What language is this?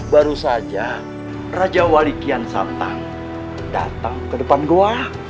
Indonesian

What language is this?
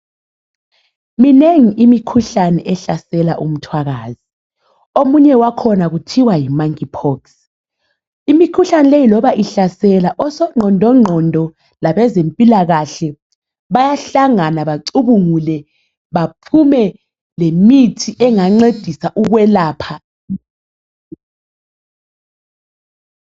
North Ndebele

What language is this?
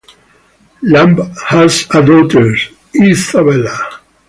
English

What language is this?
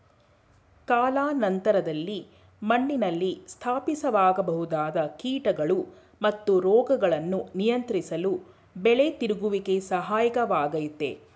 Kannada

